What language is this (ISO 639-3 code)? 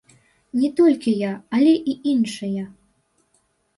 bel